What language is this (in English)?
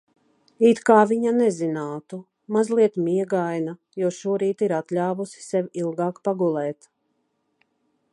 Latvian